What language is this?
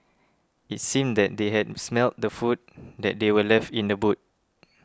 English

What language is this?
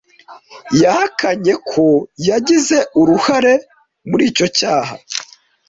Kinyarwanda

